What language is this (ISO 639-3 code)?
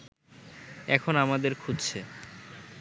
ben